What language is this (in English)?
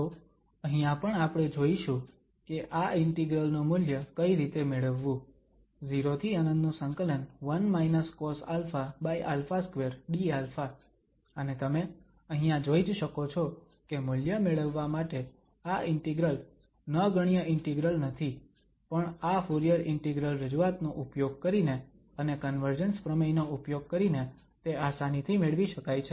Gujarati